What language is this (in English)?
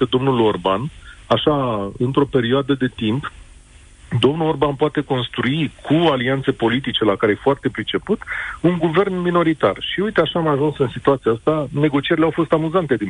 Romanian